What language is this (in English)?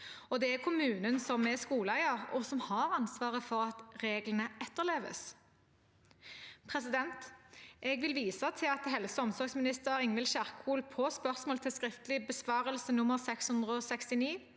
Norwegian